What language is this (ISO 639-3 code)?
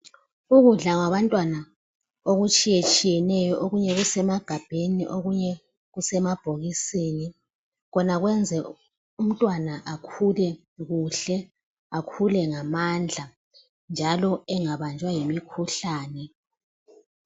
nde